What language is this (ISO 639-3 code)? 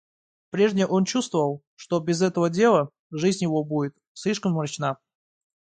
rus